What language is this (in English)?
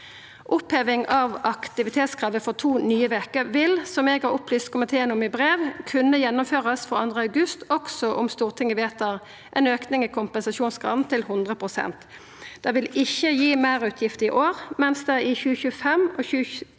Norwegian